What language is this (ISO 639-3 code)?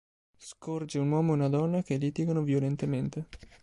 ita